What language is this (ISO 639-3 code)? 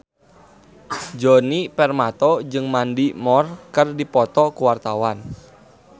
sun